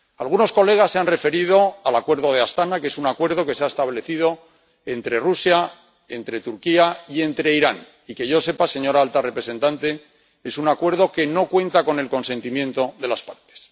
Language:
Spanish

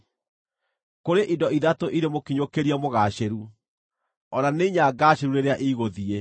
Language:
Kikuyu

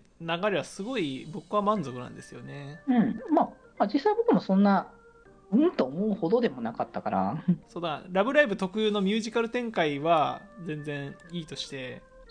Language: Japanese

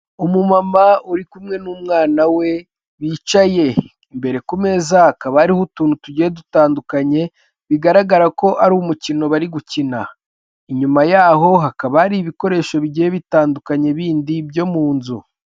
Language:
Kinyarwanda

